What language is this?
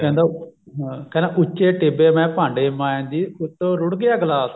Punjabi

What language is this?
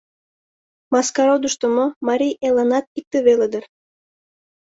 Mari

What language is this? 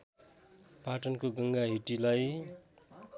Nepali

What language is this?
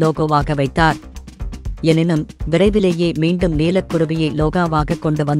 Hindi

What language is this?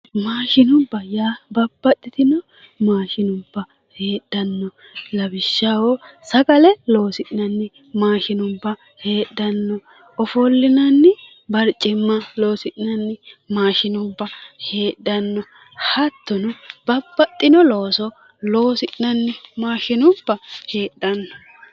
Sidamo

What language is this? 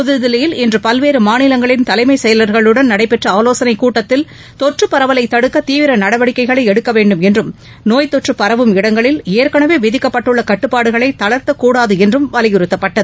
Tamil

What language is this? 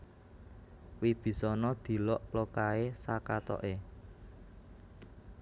Javanese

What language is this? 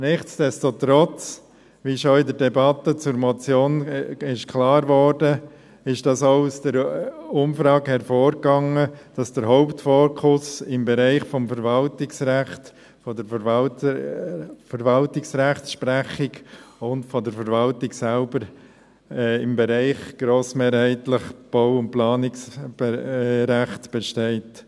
Swiss German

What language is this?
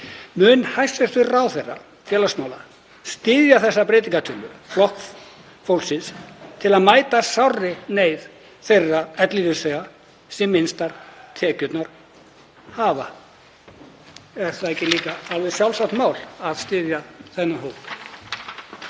Icelandic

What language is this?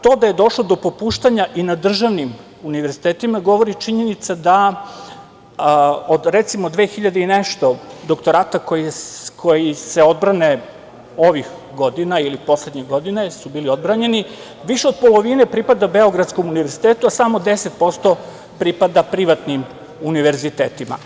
Serbian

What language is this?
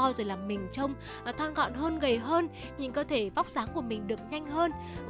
Vietnamese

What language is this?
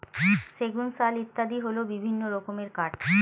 Bangla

